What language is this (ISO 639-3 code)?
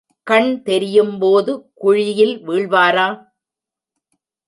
tam